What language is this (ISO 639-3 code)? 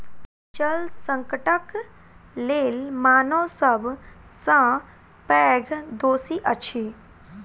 mai